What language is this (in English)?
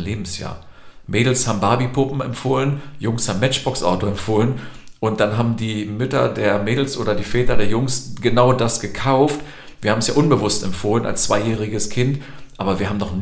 German